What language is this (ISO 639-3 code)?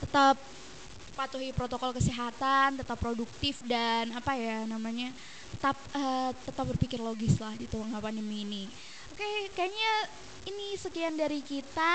ind